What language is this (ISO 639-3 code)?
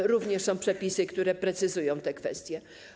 pol